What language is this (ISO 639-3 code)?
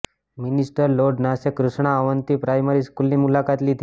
guj